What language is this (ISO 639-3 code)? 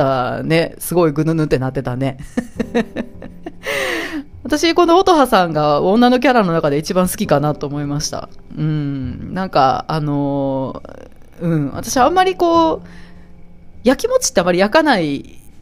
jpn